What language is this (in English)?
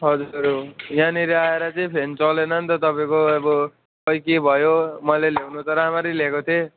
Nepali